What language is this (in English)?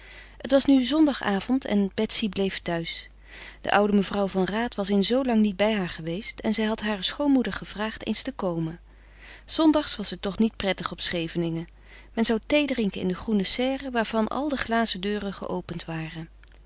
Dutch